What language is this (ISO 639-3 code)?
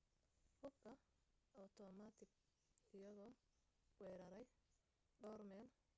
som